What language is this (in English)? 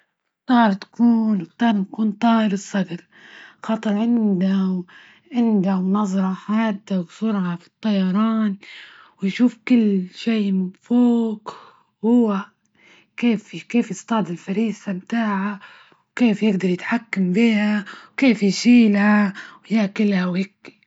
Libyan Arabic